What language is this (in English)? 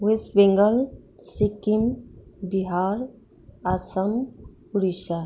Nepali